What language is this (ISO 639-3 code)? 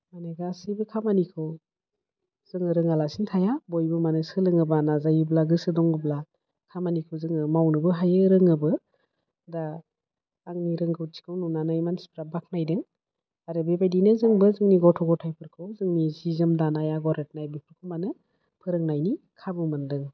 brx